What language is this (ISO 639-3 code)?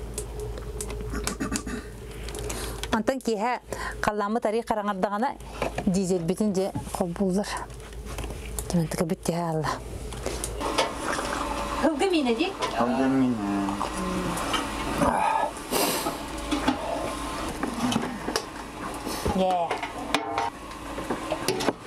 ara